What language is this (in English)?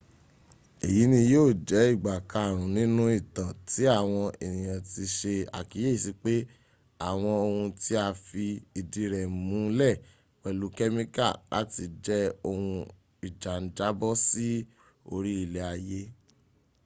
Yoruba